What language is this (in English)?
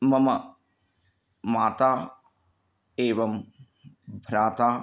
Sanskrit